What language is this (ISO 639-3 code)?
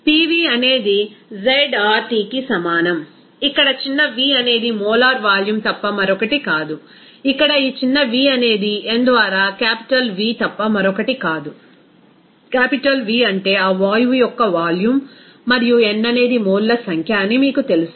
tel